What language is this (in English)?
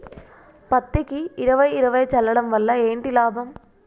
Telugu